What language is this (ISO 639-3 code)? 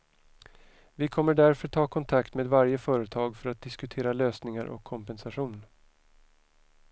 swe